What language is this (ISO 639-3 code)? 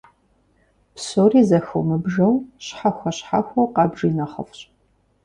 kbd